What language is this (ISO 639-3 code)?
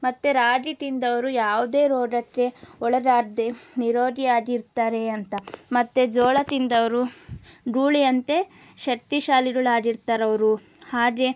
kan